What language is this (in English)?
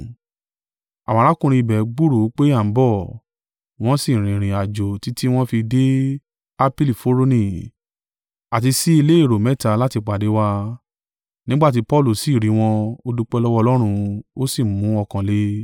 Yoruba